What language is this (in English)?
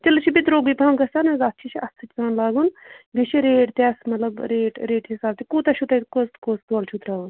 Kashmiri